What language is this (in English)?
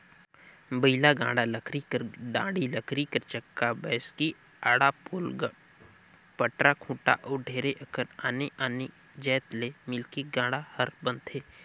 Chhattisgarhi